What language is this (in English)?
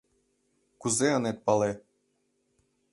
Mari